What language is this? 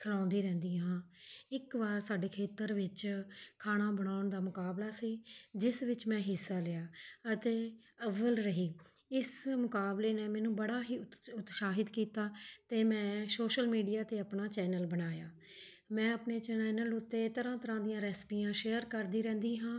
Punjabi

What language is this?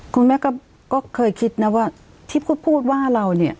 Thai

